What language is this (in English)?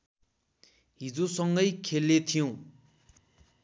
Nepali